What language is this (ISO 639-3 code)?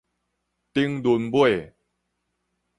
nan